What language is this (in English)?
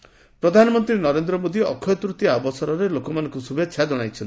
Odia